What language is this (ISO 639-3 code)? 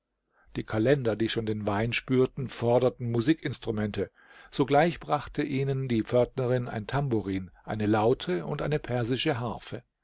deu